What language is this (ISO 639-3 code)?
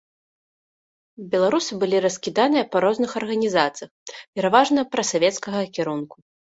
bel